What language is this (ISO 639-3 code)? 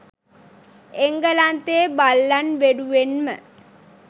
sin